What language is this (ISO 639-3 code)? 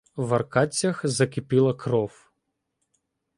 ukr